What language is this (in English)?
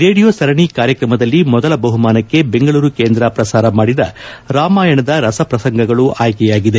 Kannada